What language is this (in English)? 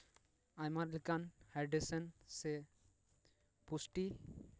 Santali